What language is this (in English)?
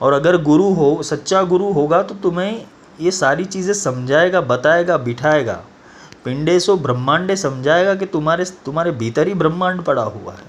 Hindi